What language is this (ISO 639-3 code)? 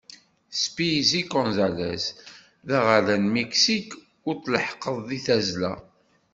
kab